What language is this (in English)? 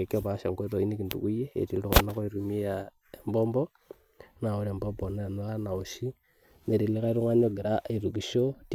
Masai